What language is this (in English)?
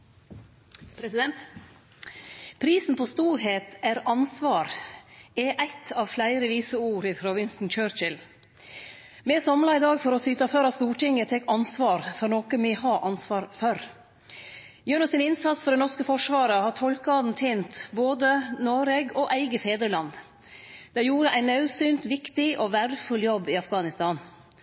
Norwegian